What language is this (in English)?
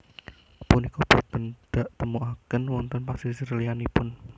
Javanese